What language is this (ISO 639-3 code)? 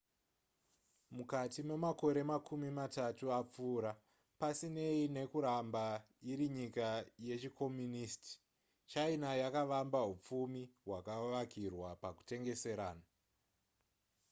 sna